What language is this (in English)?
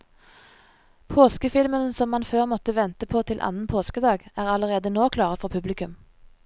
Norwegian